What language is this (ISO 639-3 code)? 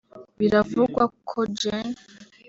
kin